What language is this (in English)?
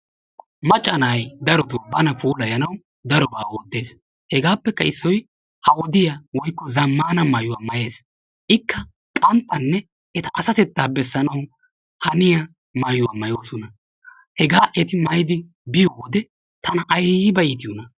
Wolaytta